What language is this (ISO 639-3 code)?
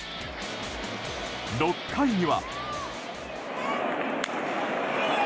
jpn